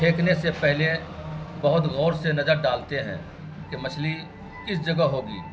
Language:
Urdu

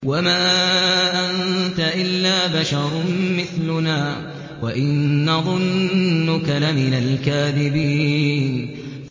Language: Arabic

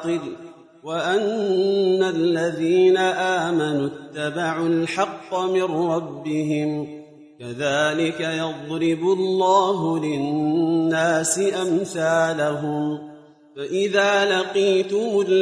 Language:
Arabic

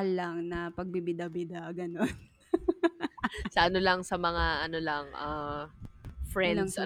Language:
Filipino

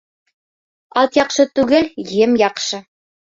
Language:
Bashkir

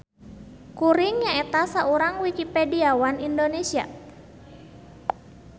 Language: Sundanese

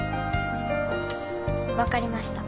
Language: Japanese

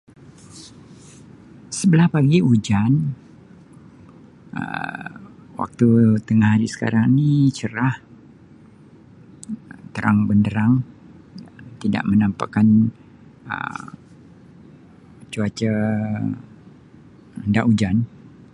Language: Sabah Malay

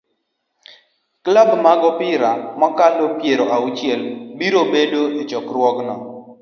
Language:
Luo (Kenya and Tanzania)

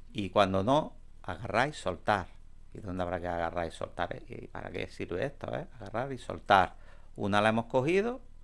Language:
Spanish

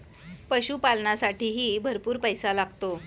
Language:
Marathi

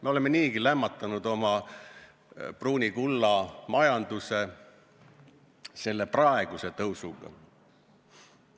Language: Estonian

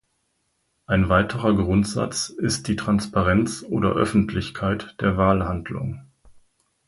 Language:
German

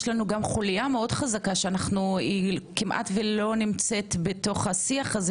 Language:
Hebrew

